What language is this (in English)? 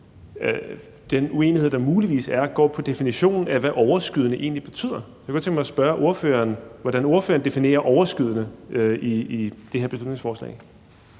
Danish